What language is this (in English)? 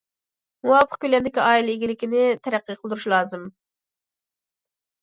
Uyghur